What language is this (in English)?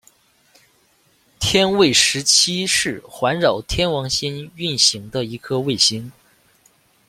Chinese